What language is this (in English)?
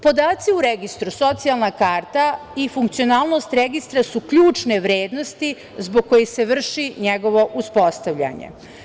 Serbian